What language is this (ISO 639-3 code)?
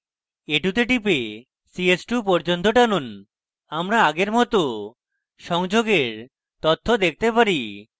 ben